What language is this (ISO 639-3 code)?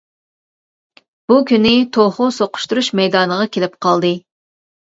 uig